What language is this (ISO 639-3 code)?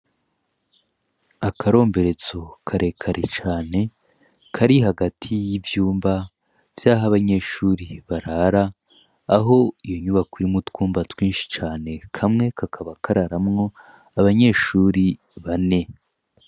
run